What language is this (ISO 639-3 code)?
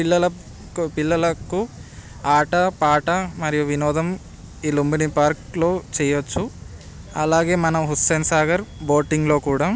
tel